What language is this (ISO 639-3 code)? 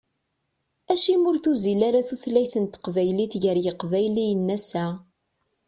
kab